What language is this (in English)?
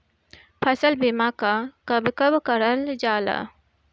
Bhojpuri